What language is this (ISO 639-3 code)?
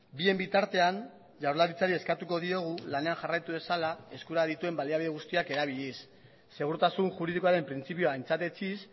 eus